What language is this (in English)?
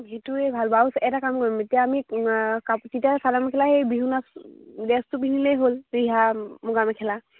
Assamese